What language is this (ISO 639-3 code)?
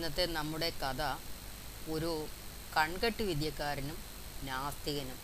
mal